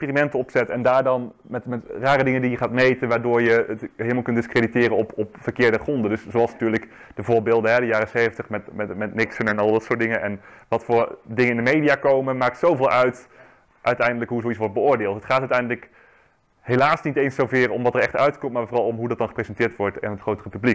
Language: Dutch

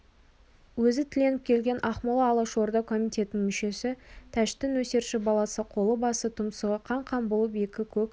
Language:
Kazakh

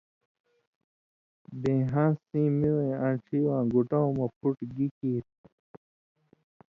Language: Indus Kohistani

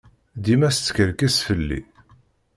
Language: Kabyle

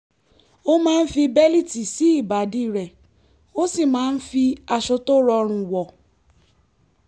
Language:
Yoruba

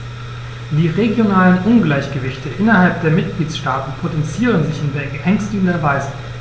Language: German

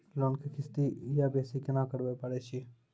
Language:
Maithili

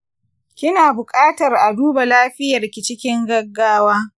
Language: Hausa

